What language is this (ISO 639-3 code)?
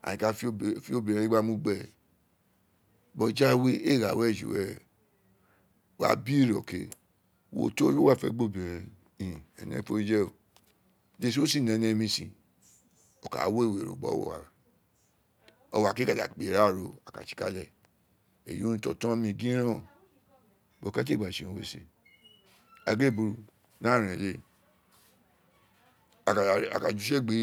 its